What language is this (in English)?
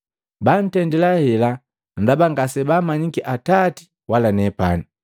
Matengo